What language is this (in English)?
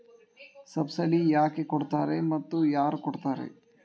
Kannada